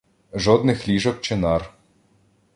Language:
Ukrainian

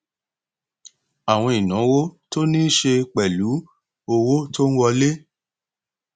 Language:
Yoruba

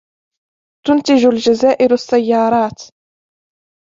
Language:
Arabic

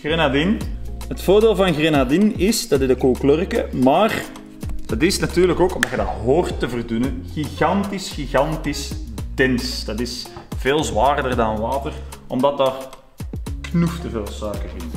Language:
Dutch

